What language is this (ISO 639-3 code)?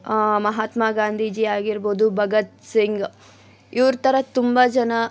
kan